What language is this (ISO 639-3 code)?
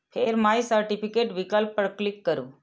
mai